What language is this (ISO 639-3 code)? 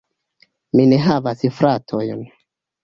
epo